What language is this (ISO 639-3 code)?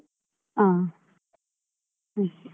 kan